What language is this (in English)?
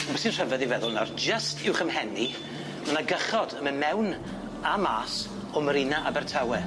Welsh